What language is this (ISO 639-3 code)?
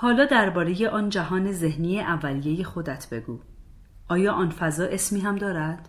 fas